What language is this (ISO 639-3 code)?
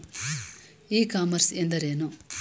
kan